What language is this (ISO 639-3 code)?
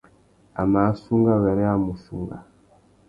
bag